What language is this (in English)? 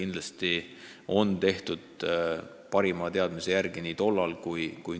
Estonian